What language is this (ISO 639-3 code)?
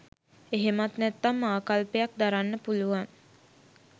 sin